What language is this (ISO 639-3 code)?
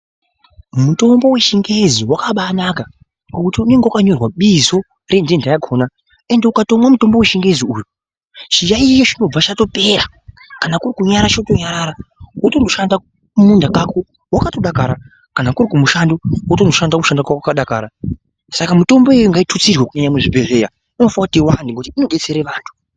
ndc